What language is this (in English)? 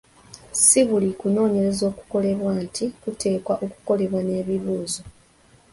Ganda